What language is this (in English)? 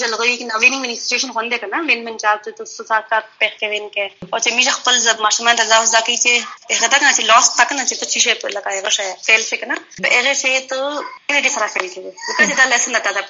Urdu